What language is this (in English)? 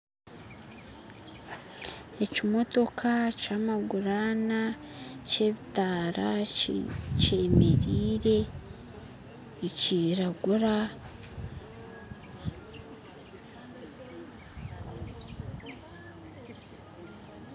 Nyankole